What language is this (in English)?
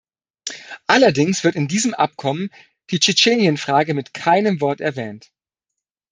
German